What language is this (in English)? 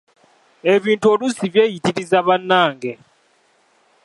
Ganda